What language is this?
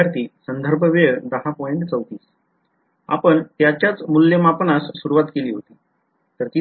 Marathi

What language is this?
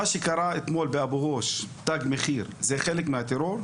Hebrew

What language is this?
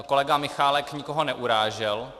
Czech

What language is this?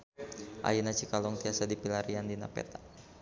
Sundanese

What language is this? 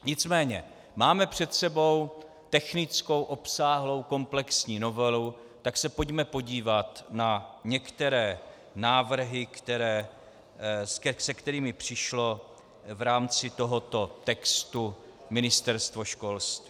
Czech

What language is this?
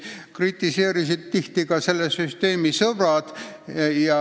Estonian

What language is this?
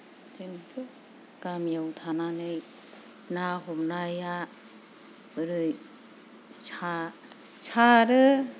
Bodo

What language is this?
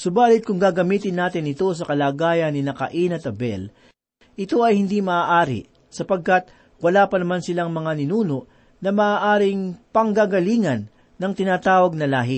Filipino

